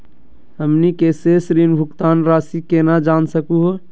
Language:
Magahi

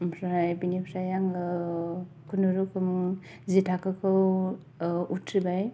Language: Bodo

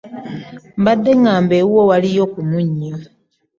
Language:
Ganda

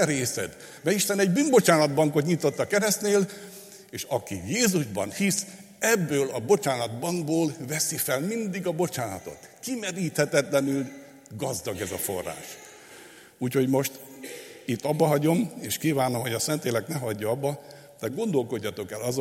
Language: Hungarian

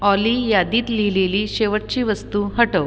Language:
Marathi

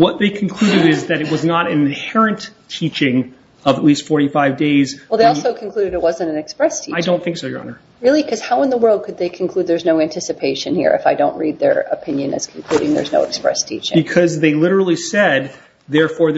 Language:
English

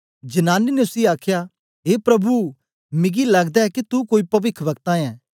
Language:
Dogri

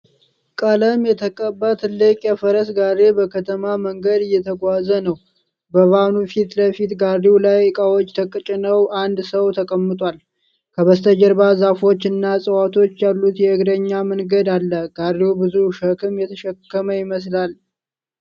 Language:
Amharic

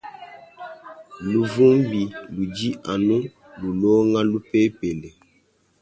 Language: Luba-Lulua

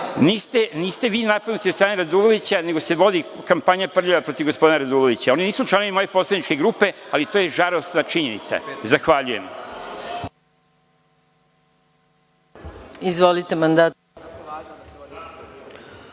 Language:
Serbian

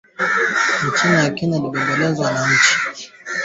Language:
Swahili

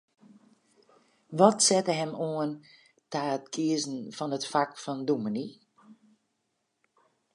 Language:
Western Frisian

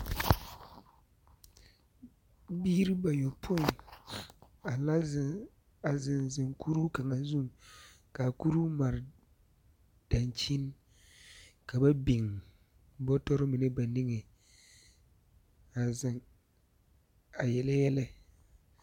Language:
Southern Dagaare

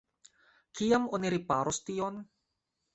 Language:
Esperanto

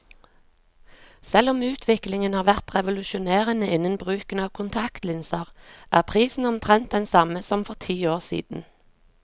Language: Norwegian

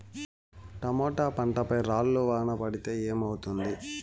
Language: Telugu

